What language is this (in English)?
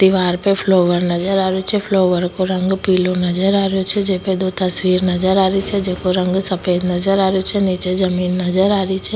Rajasthani